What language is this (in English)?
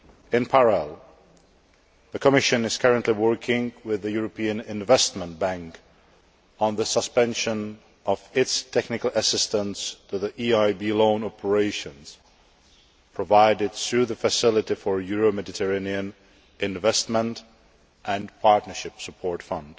English